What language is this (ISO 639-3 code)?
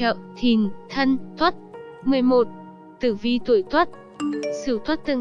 vie